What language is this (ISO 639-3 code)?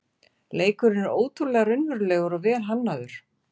isl